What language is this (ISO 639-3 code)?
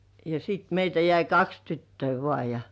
fin